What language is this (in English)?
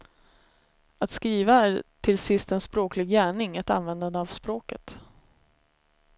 Swedish